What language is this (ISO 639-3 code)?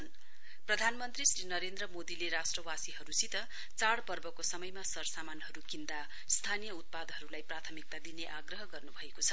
nep